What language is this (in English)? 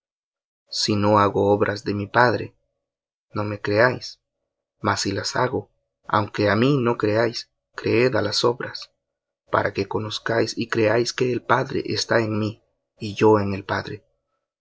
Spanish